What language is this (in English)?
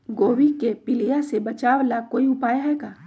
Magahi